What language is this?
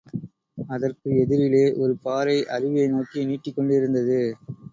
Tamil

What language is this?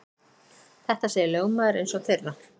Icelandic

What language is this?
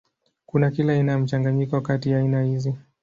Swahili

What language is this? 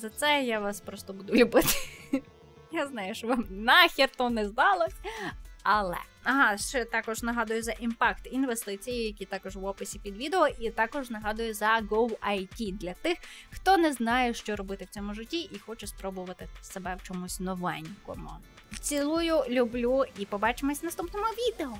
Ukrainian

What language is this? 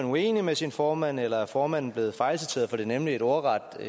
Danish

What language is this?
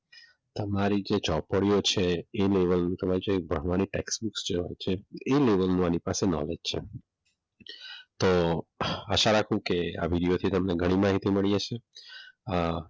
Gujarati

